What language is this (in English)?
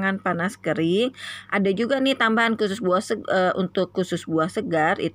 Indonesian